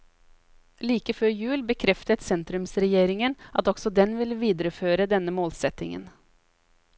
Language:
Norwegian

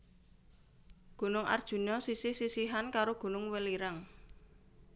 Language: Javanese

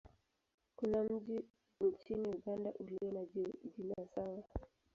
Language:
Swahili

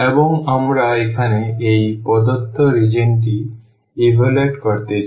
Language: Bangla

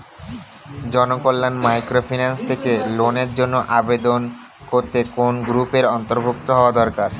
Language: Bangla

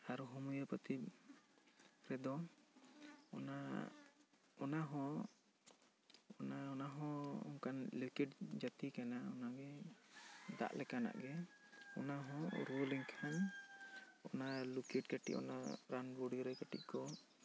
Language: Santali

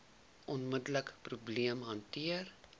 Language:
Afrikaans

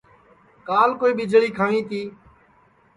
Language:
Sansi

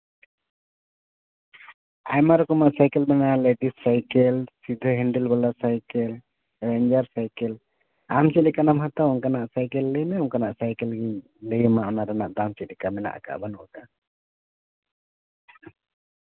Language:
Santali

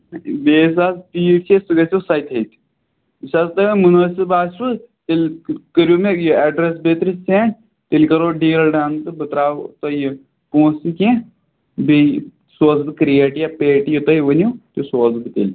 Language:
Kashmiri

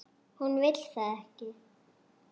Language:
Icelandic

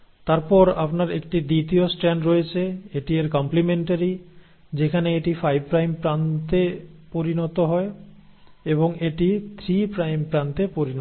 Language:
Bangla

